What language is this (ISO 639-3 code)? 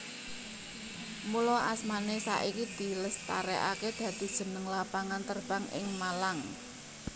jav